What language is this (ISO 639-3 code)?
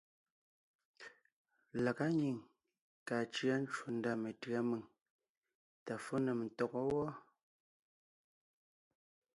nnh